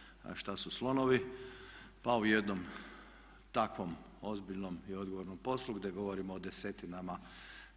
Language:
Croatian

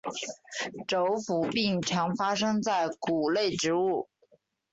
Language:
Chinese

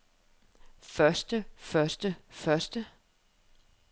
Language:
Danish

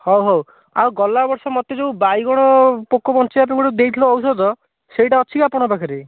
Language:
Odia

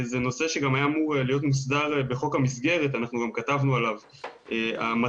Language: Hebrew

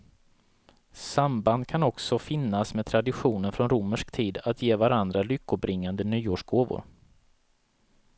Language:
Swedish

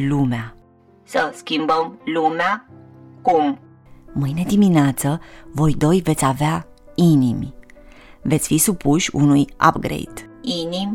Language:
Romanian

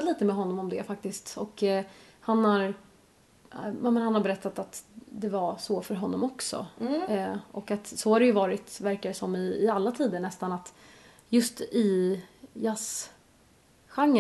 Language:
Swedish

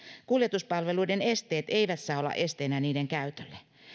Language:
Finnish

